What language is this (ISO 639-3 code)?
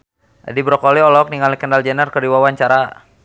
sun